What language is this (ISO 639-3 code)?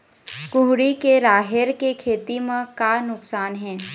hne